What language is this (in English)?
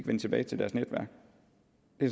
Danish